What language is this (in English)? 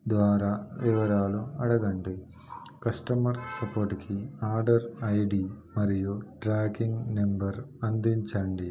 Telugu